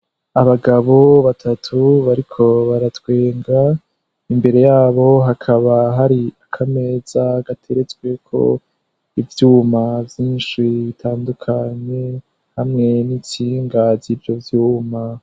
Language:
Rundi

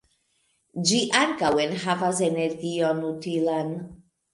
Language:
Esperanto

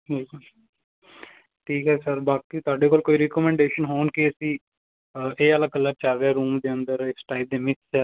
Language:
Punjabi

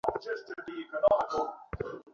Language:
Bangla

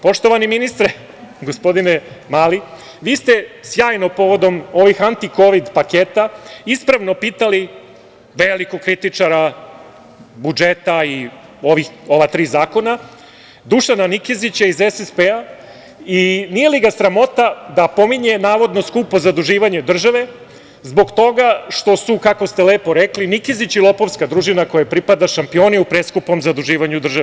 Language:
Serbian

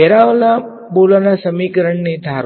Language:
Gujarati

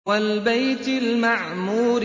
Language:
Arabic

